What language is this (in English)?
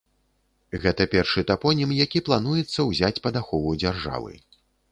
Belarusian